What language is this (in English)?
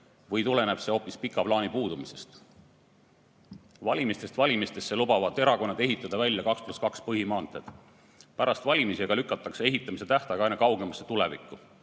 Estonian